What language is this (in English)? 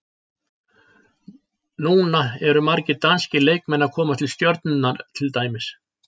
Icelandic